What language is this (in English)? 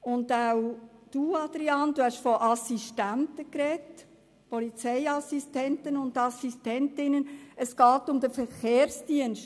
Swiss German